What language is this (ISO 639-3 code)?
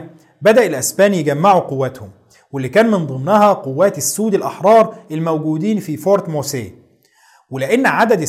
ara